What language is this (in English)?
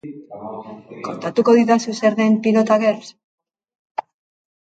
Basque